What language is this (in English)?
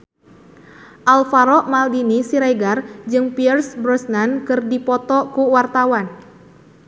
Sundanese